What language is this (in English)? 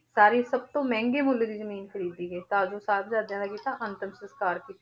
Punjabi